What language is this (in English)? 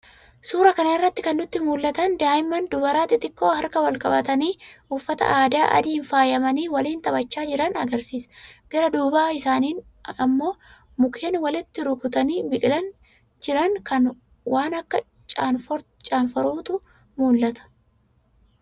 Oromo